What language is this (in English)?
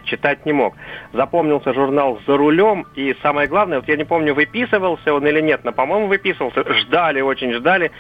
Russian